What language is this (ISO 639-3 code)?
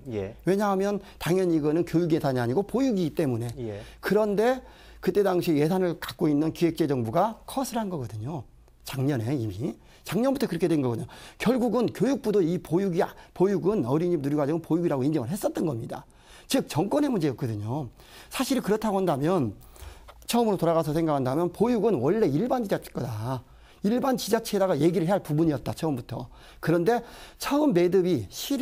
kor